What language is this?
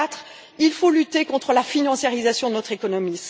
French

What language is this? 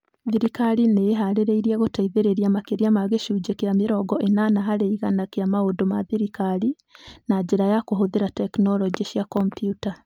Kikuyu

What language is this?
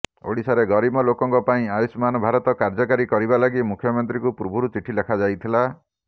Odia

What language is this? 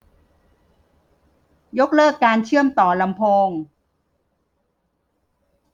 Thai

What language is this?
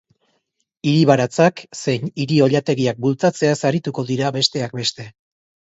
Basque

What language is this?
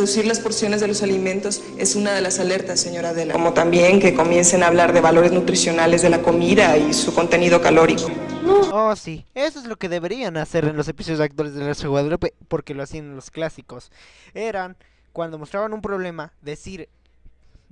Spanish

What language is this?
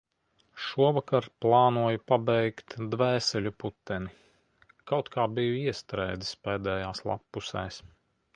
Latvian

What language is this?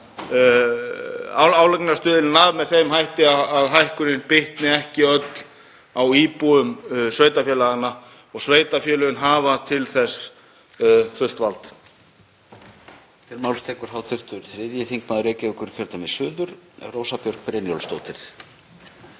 Icelandic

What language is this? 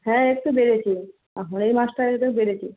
Bangla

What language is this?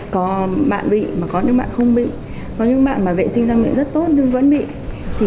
Vietnamese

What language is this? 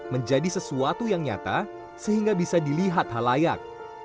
Indonesian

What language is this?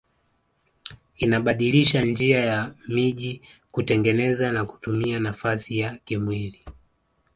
Swahili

